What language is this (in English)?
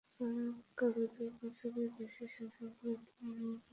Bangla